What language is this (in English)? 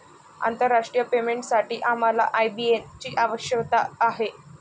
Marathi